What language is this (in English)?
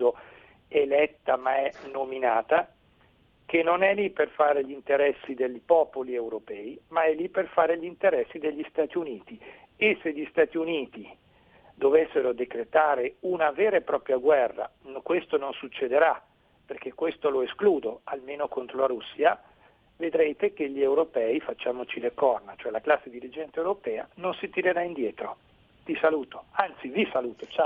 Italian